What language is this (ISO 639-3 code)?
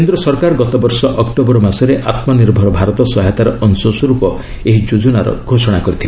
ori